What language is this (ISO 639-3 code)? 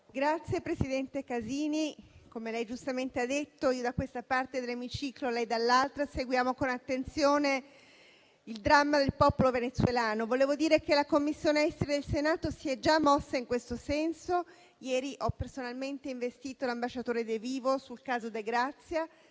ita